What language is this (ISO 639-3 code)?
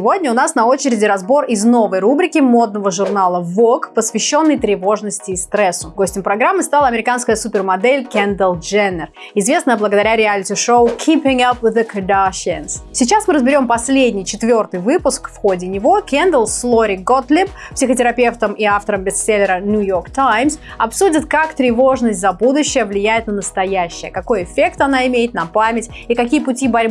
rus